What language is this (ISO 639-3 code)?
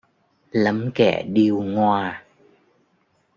vie